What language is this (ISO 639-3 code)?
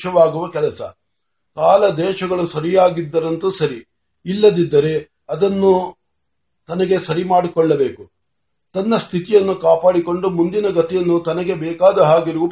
mar